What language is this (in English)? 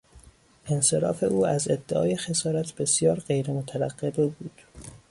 Persian